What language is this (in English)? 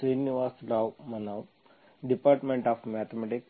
Kannada